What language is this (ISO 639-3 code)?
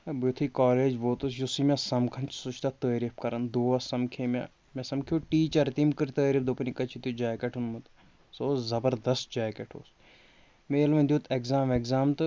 kas